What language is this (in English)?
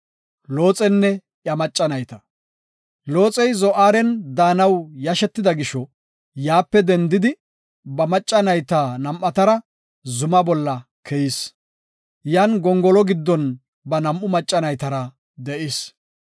Gofa